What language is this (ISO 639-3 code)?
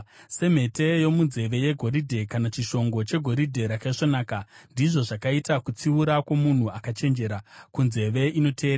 sna